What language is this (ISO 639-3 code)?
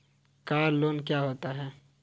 hin